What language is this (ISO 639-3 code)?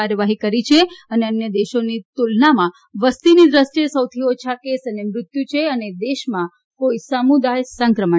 guj